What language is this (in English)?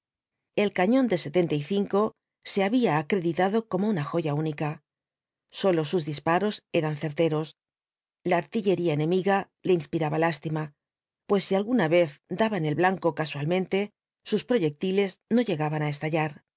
Spanish